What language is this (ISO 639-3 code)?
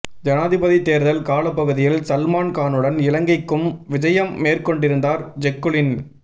tam